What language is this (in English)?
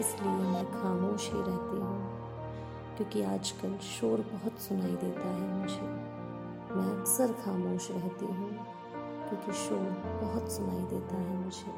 Hindi